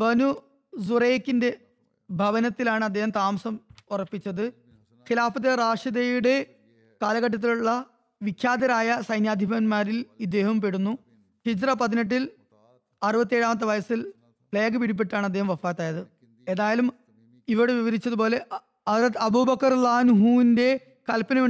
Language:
Malayalam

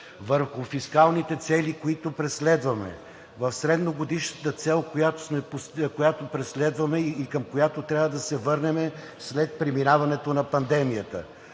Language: Bulgarian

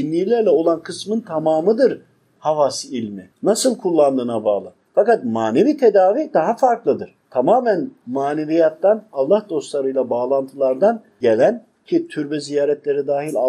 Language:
Turkish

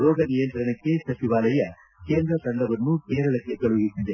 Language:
Kannada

